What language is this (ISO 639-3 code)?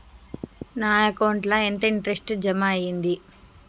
tel